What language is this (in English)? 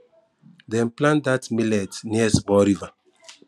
Nigerian Pidgin